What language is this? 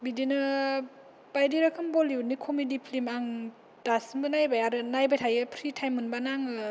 Bodo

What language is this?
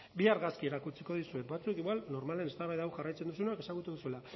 Basque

